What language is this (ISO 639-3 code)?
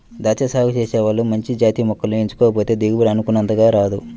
tel